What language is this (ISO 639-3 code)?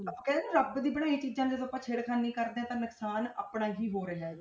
pan